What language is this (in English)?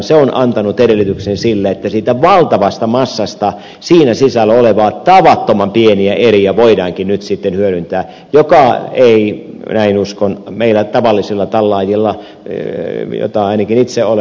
Finnish